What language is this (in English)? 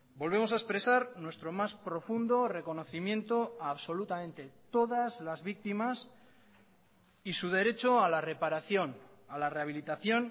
Spanish